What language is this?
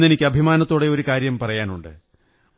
Malayalam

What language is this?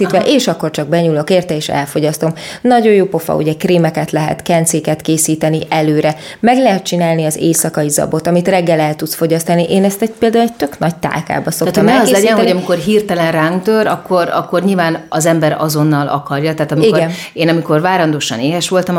Hungarian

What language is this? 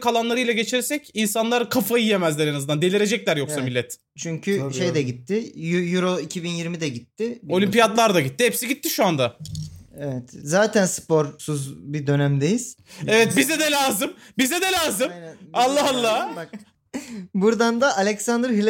Turkish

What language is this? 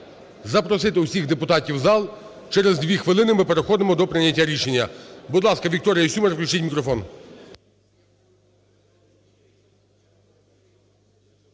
Ukrainian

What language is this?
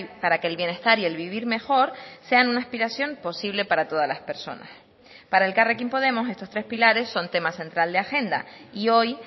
Spanish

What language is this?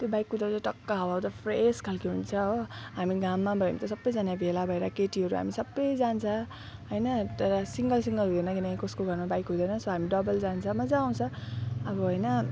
Nepali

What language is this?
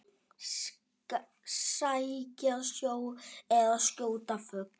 Icelandic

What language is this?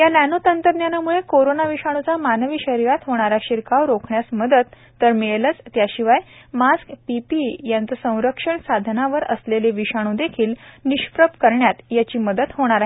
Marathi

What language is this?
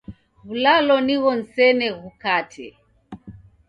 Taita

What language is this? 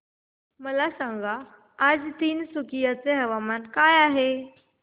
Marathi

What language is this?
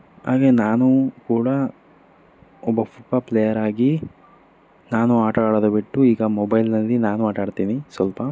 Kannada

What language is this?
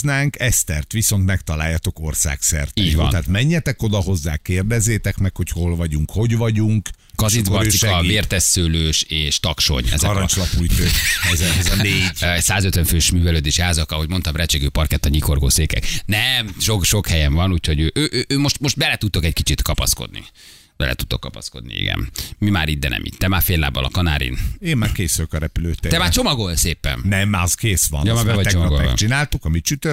Hungarian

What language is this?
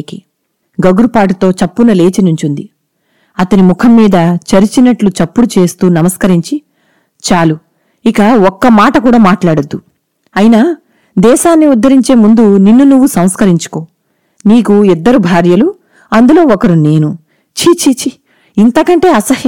Telugu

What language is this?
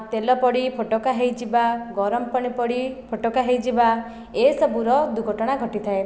Odia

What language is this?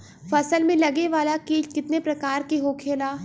Bhojpuri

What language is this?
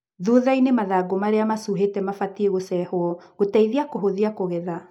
Kikuyu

